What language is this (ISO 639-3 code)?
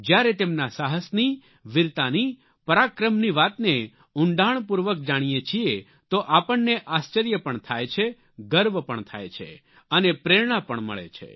guj